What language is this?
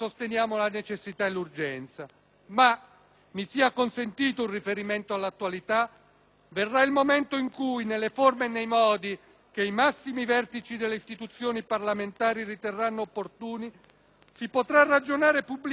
Italian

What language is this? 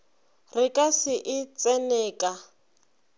Northern Sotho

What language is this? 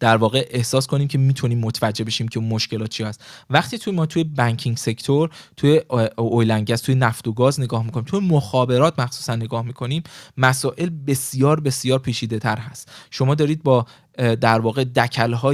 Persian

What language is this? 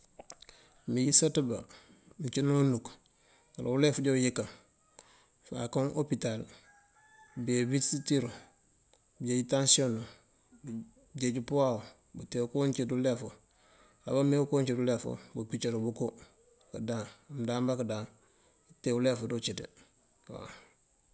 Mandjak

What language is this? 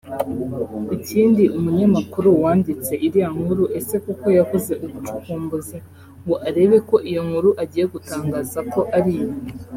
Kinyarwanda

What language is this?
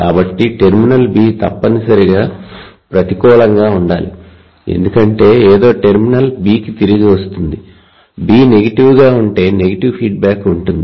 Telugu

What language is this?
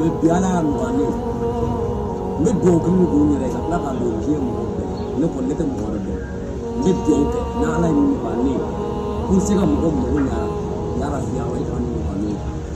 Arabic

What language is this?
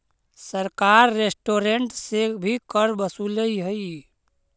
Magahi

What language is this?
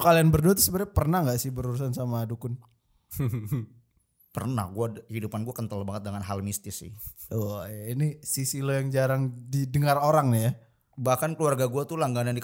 Indonesian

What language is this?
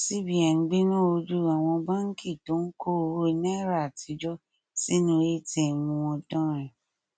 Yoruba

